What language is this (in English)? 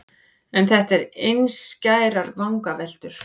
Icelandic